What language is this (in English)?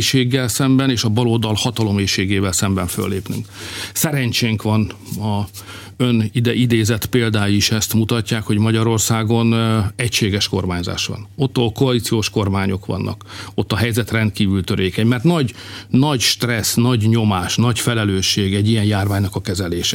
Hungarian